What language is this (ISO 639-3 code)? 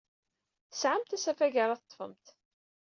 kab